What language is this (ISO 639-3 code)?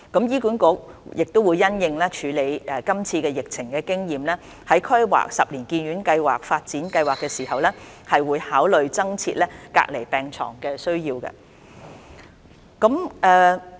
yue